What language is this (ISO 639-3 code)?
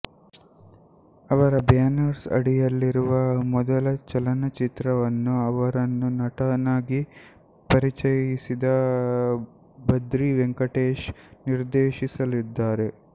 kan